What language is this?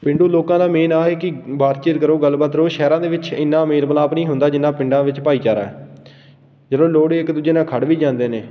Punjabi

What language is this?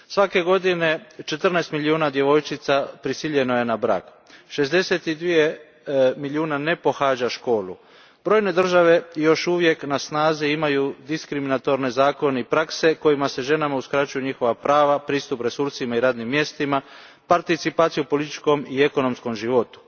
Croatian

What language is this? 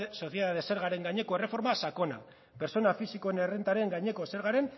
Basque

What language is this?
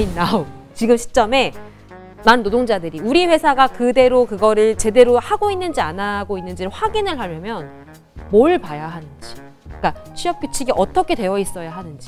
Korean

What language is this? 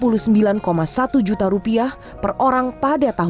Indonesian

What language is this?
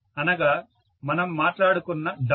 Telugu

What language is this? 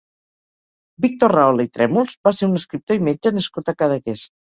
Catalan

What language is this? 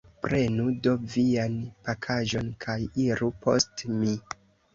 Esperanto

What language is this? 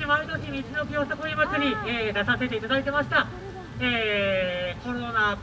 Japanese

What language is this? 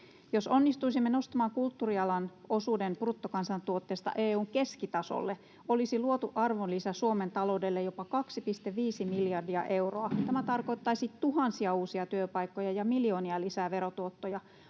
Finnish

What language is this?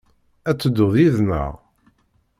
Kabyle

